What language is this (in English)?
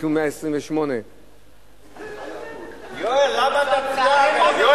Hebrew